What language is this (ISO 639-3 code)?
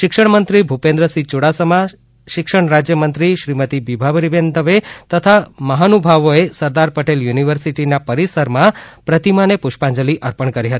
guj